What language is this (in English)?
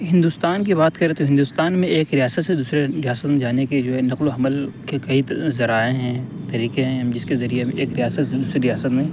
Urdu